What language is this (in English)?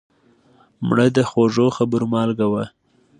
Pashto